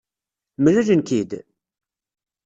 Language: Kabyle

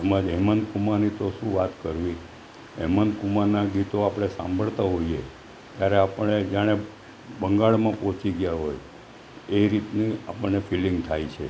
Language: Gujarati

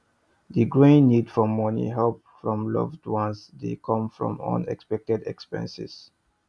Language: Nigerian Pidgin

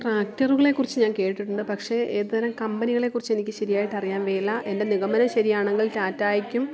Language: Malayalam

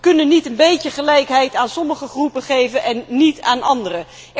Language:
Dutch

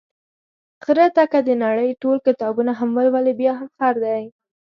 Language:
Pashto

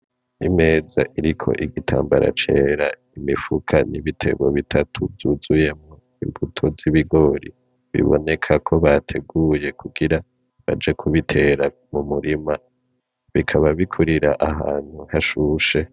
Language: Rundi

